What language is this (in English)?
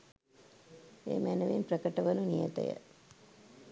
Sinhala